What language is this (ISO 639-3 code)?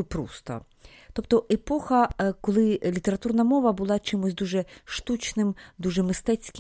ukr